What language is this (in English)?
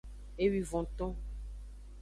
Aja (Benin)